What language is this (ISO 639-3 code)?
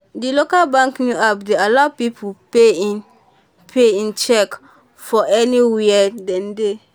pcm